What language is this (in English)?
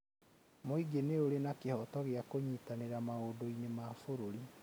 Kikuyu